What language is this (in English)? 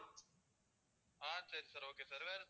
Tamil